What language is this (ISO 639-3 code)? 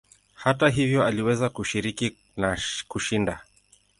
swa